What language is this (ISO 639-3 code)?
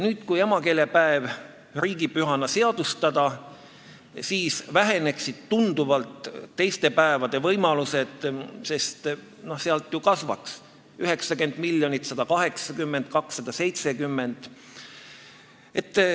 est